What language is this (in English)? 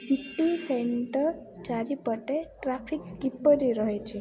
Odia